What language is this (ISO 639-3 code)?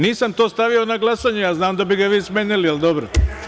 srp